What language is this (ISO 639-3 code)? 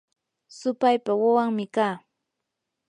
qur